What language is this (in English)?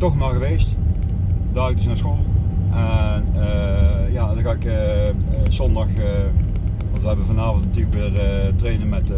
Dutch